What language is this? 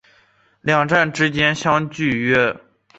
Chinese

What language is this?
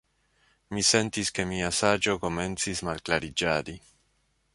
Esperanto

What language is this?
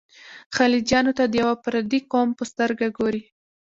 Pashto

